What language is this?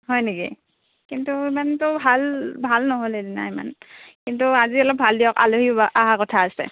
Assamese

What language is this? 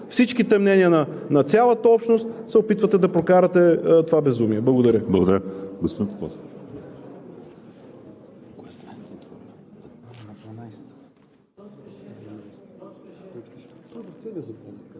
Bulgarian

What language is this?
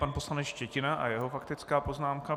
Czech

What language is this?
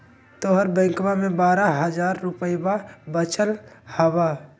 Magahi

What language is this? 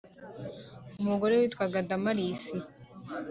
Kinyarwanda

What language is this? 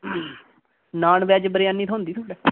Dogri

